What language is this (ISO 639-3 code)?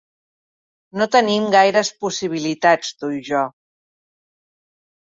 cat